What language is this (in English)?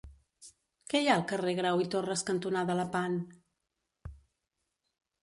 Catalan